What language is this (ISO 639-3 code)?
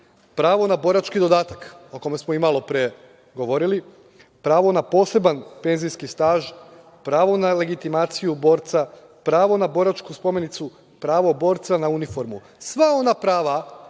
srp